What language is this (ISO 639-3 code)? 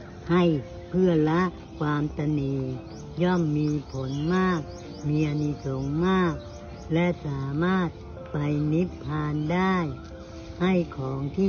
tha